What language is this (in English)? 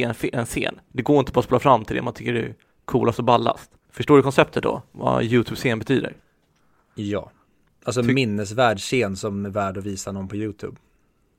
Swedish